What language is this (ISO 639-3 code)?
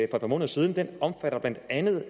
dan